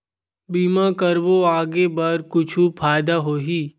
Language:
Chhattisgarhi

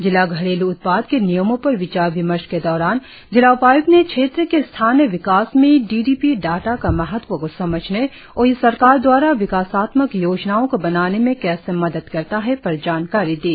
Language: Hindi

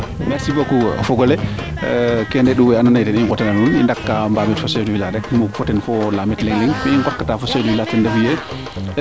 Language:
Serer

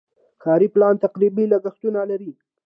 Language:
Pashto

